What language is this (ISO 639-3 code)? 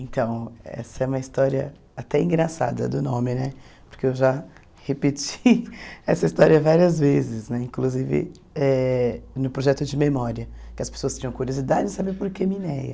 por